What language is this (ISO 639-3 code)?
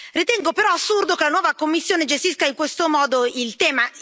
ita